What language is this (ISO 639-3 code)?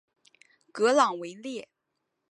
zho